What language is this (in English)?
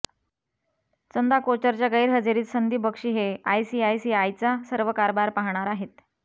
Marathi